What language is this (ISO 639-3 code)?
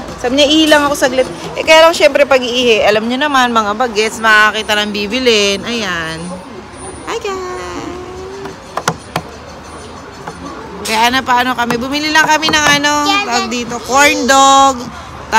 fil